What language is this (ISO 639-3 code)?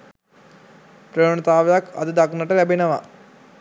sin